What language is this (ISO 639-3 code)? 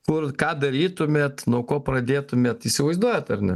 lit